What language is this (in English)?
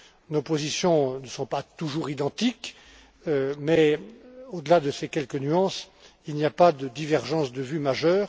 French